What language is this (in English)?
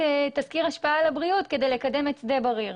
Hebrew